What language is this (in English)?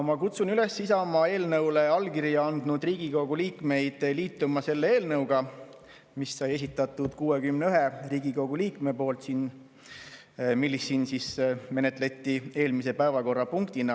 Estonian